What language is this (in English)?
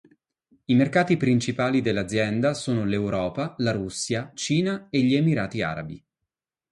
Italian